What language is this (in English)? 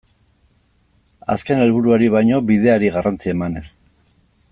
Basque